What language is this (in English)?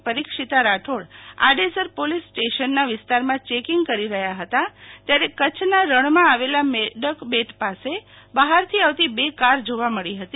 Gujarati